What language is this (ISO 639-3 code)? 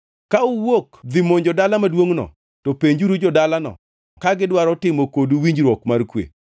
luo